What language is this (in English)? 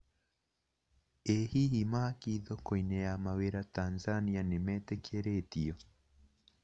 Kikuyu